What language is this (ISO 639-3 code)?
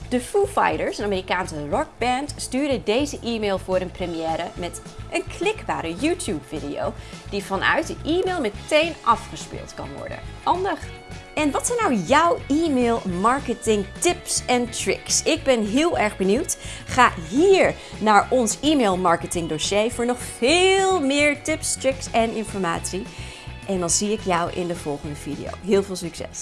nld